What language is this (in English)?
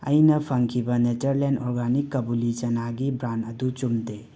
Manipuri